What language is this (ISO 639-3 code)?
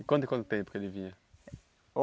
por